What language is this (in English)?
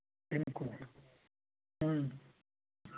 Kashmiri